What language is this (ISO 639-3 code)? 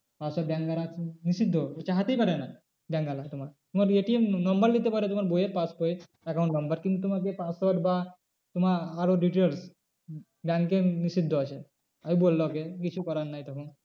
ben